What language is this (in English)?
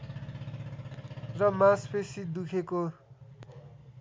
Nepali